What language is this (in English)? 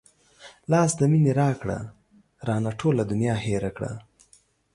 Pashto